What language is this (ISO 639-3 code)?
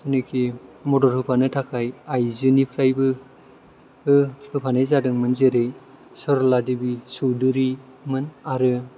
brx